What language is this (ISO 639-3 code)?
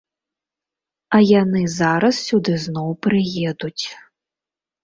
bel